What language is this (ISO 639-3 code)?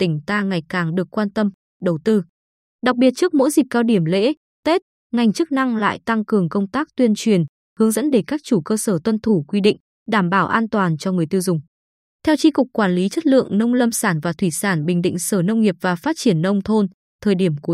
vie